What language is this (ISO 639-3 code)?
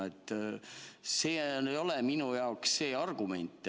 est